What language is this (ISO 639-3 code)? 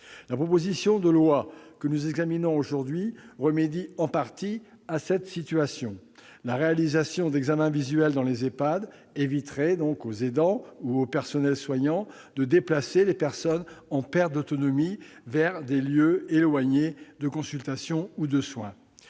fra